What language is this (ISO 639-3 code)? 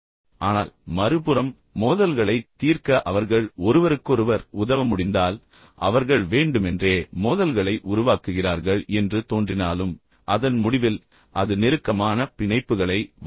tam